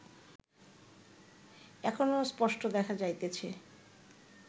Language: Bangla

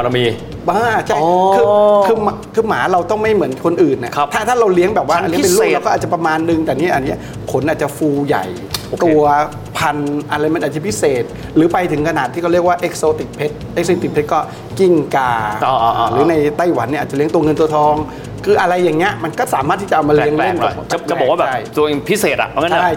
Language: Thai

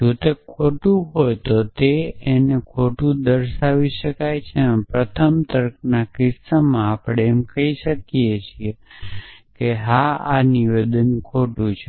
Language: Gujarati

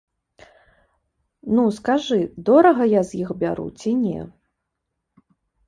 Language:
Belarusian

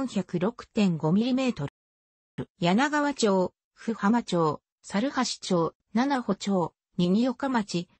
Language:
Japanese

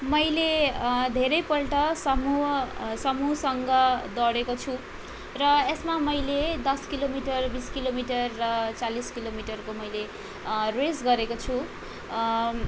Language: Nepali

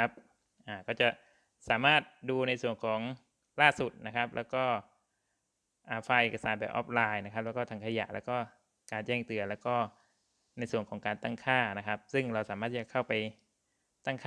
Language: Thai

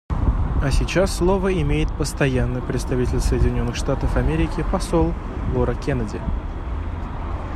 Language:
Russian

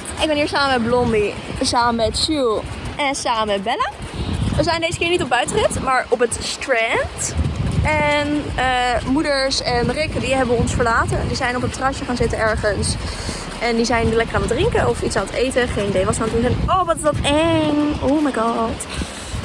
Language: Dutch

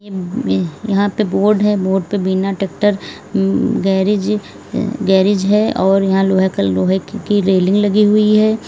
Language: Hindi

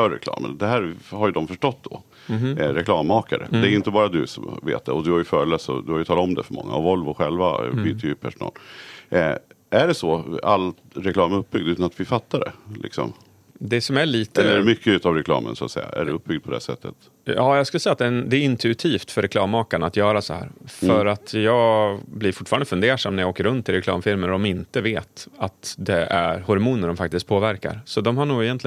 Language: Swedish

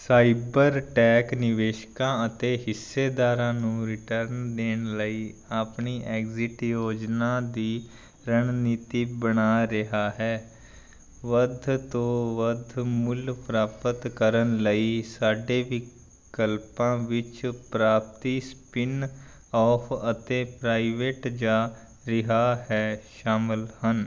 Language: Punjabi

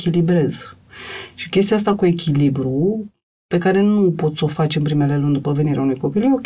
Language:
Romanian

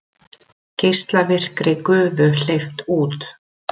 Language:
Icelandic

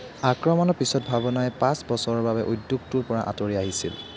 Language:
Assamese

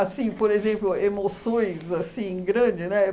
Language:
Portuguese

